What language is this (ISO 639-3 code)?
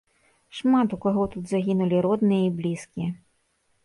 bel